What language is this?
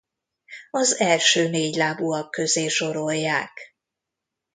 Hungarian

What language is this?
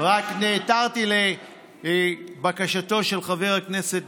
Hebrew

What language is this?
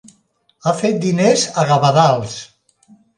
Catalan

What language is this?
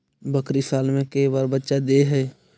Magahi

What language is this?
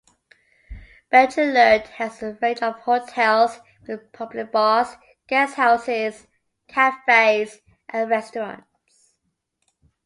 English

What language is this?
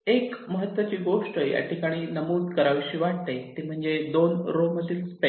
Marathi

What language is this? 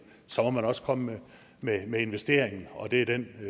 Danish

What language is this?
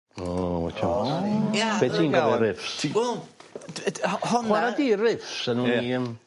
Welsh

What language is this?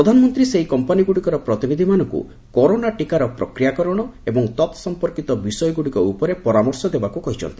Odia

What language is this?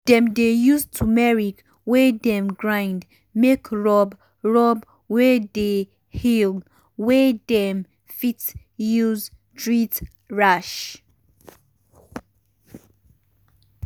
Nigerian Pidgin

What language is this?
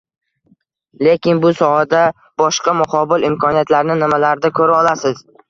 Uzbek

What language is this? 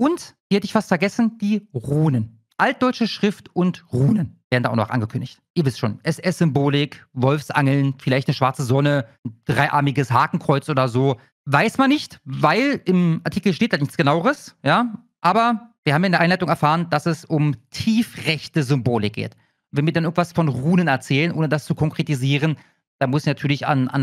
German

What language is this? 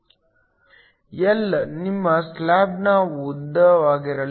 Kannada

